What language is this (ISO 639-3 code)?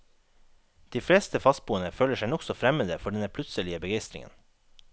nor